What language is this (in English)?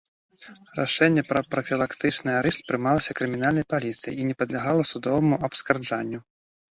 Belarusian